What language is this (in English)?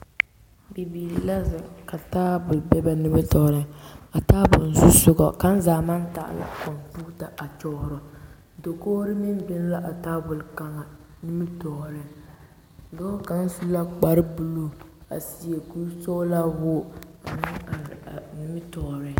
Southern Dagaare